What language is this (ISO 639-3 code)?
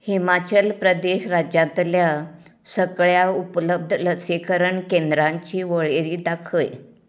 kok